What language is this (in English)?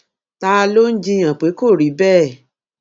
Yoruba